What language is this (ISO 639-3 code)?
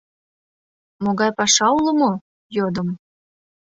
chm